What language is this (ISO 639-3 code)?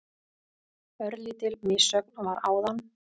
isl